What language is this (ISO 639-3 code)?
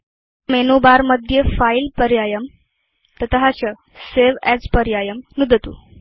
san